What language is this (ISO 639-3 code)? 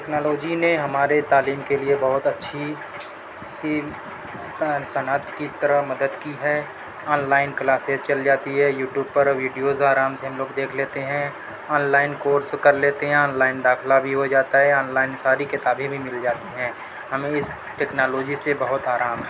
urd